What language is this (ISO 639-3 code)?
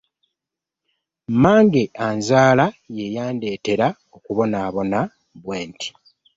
lug